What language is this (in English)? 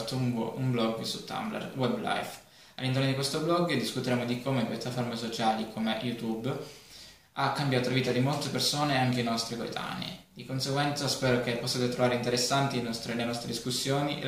Italian